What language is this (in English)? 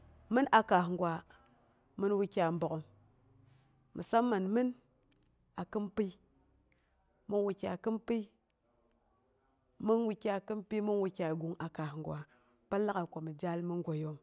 Boghom